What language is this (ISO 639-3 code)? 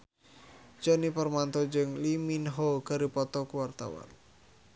sun